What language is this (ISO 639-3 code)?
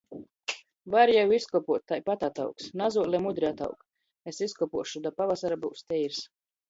ltg